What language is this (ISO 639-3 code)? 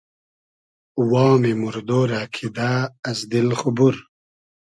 haz